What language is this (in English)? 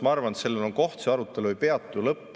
Estonian